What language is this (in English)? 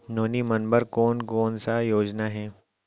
Chhattisgarhi